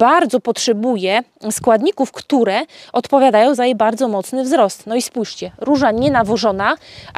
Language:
Polish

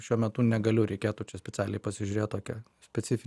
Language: Lithuanian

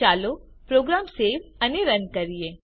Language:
Gujarati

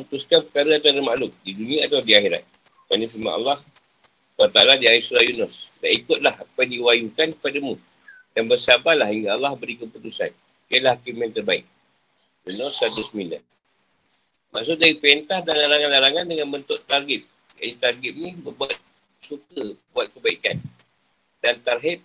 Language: Malay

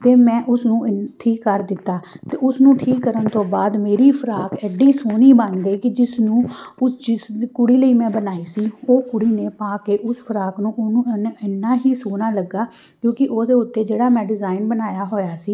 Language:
Punjabi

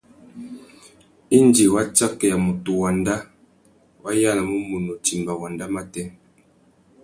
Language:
Tuki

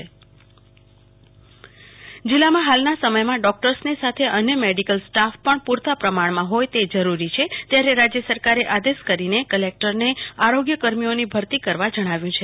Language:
Gujarati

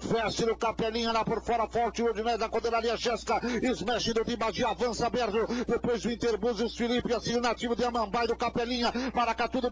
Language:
Portuguese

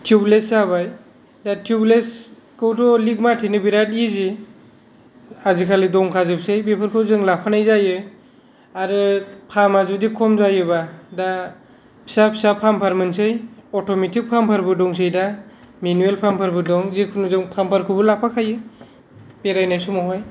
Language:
Bodo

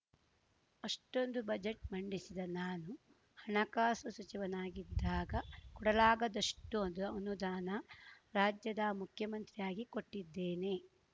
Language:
Kannada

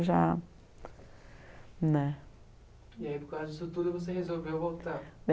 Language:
Portuguese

